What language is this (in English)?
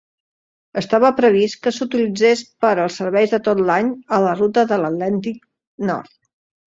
Catalan